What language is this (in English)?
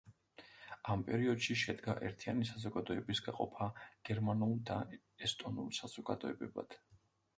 Georgian